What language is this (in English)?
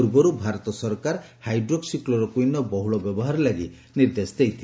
Odia